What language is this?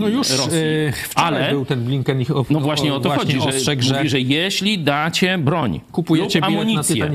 Polish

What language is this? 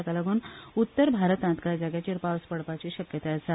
Konkani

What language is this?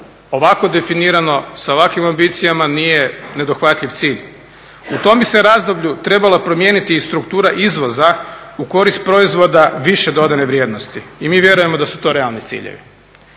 Croatian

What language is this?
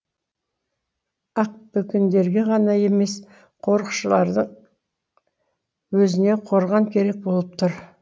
Kazakh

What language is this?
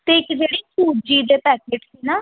Punjabi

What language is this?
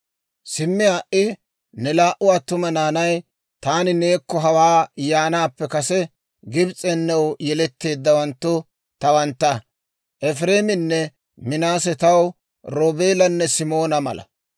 Dawro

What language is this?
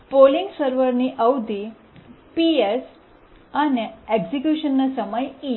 Gujarati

